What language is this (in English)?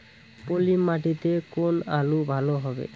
Bangla